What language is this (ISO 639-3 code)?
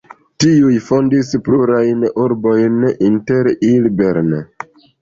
epo